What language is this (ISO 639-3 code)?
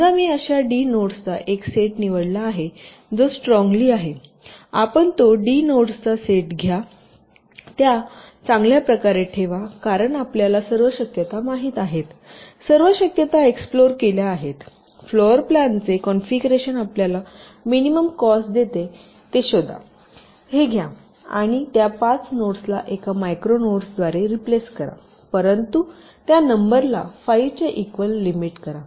mar